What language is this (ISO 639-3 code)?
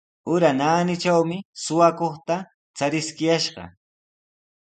qws